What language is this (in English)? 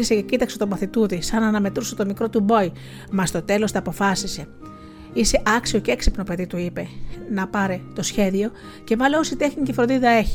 Greek